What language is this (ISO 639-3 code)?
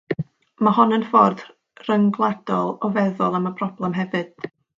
cym